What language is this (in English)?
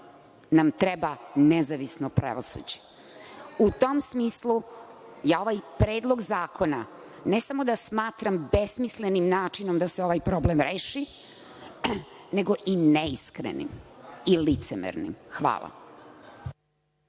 Serbian